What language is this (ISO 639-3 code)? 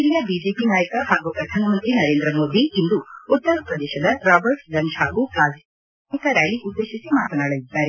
kan